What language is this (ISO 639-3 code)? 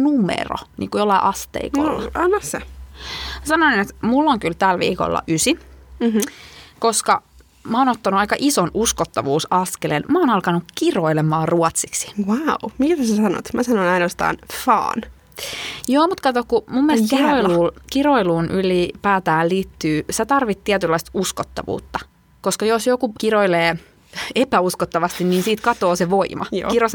fin